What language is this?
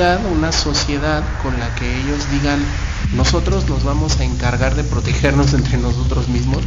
Spanish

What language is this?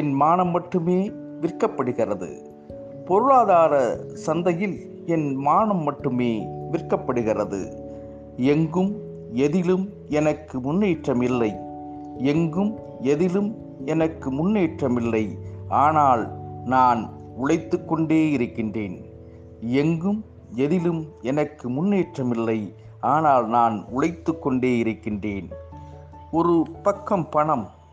Tamil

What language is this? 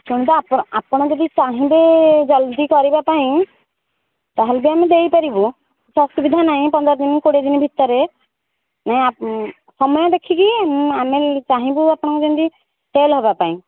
Odia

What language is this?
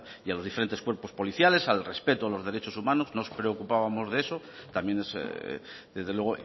Spanish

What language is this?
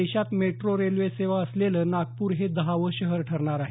Marathi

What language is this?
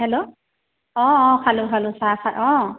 Assamese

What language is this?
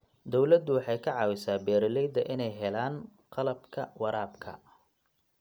Somali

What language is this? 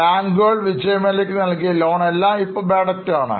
Malayalam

